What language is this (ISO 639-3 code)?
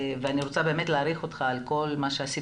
heb